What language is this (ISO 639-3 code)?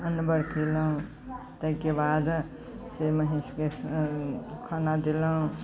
mai